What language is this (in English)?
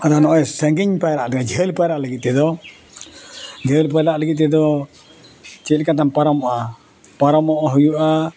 Santali